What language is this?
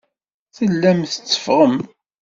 Kabyle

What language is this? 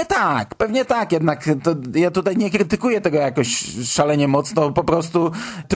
Polish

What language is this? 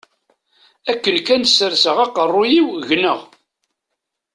Kabyle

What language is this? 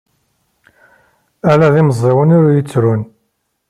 Kabyle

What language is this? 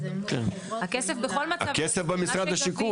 Hebrew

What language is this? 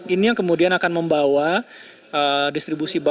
Indonesian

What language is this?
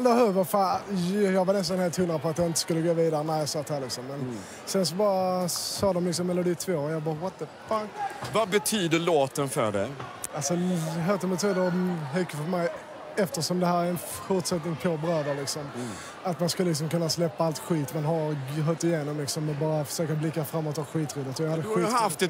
Swedish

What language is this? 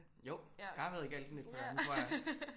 Danish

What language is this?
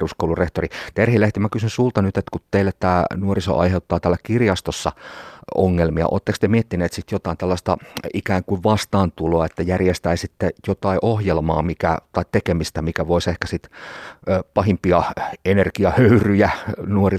Finnish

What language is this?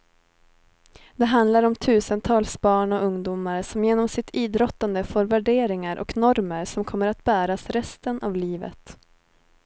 Swedish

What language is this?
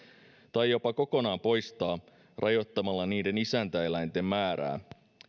Finnish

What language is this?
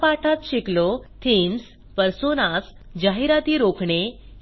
Marathi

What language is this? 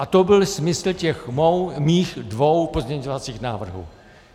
Czech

